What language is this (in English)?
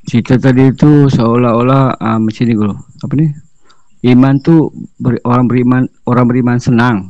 Malay